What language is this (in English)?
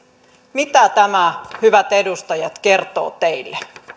Finnish